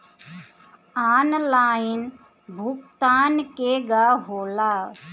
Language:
Bhojpuri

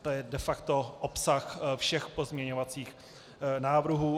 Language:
Czech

